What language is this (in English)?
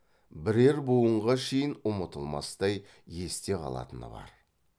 Kazakh